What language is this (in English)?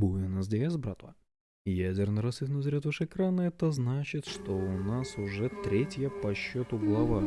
Russian